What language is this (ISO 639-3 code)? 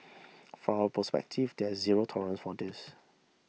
eng